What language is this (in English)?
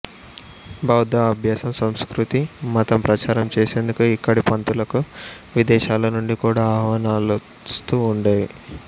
Telugu